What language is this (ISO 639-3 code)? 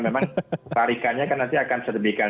ind